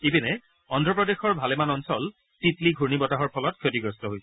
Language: Assamese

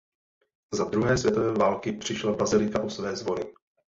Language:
Czech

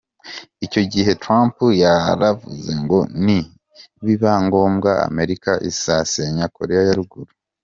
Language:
Kinyarwanda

